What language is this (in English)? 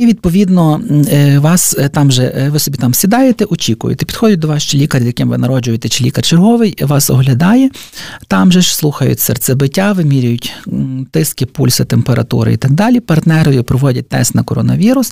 Ukrainian